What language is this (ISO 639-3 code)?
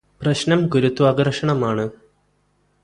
mal